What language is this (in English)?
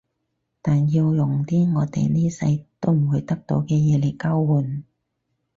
Cantonese